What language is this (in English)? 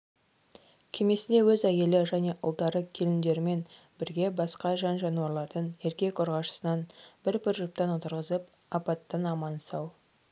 Kazakh